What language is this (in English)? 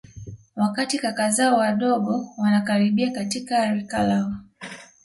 Swahili